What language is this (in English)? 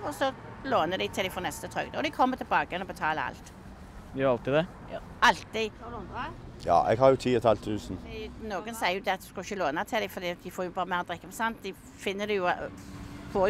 Norwegian